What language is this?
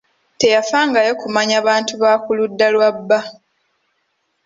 Ganda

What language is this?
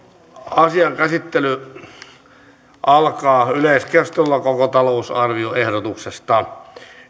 Finnish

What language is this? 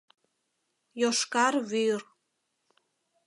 Mari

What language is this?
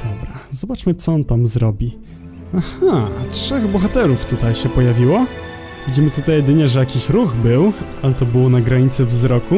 Polish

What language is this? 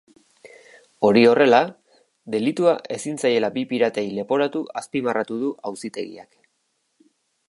Basque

